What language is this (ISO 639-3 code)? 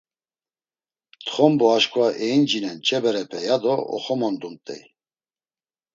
lzz